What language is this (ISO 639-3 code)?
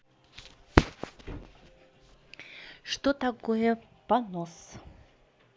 rus